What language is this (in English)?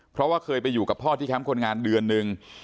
Thai